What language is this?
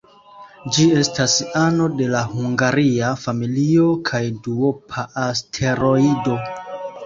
Esperanto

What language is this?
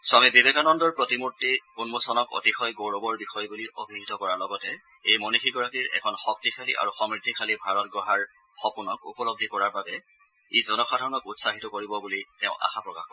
Assamese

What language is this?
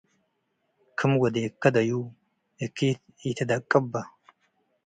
Tigre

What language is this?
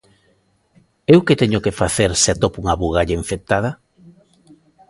Galician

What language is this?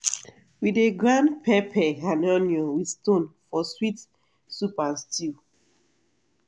Nigerian Pidgin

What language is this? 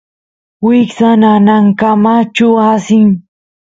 Santiago del Estero Quichua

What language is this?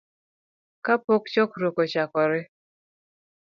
Luo (Kenya and Tanzania)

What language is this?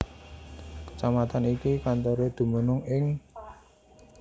Javanese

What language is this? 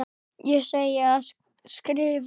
Icelandic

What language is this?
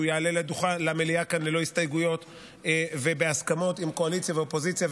Hebrew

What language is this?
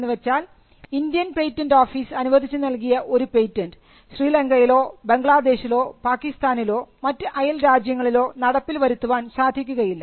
Malayalam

